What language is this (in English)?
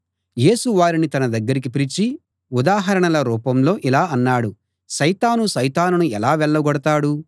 Telugu